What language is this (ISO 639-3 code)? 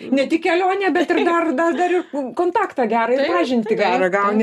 lit